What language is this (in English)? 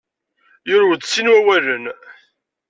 Kabyle